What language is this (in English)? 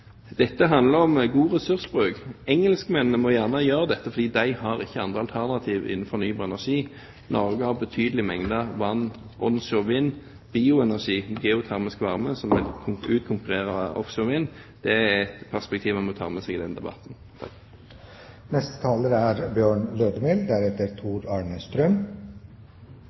Norwegian